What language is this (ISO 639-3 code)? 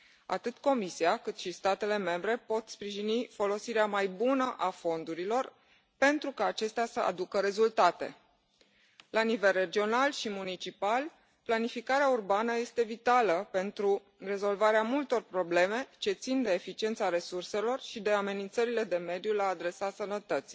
ron